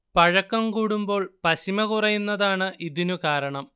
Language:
Malayalam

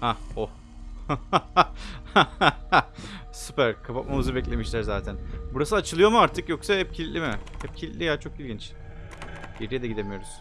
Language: Turkish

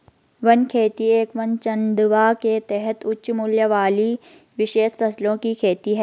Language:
Hindi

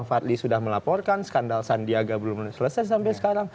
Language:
Indonesian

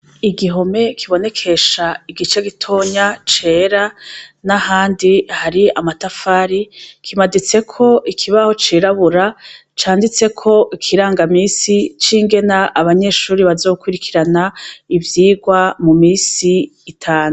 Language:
Rundi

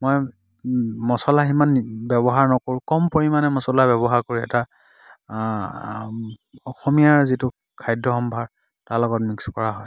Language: Assamese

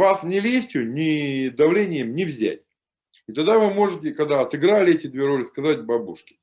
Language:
Russian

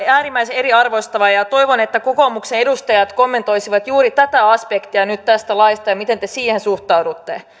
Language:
Finnish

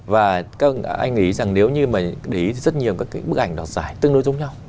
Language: Vietnamese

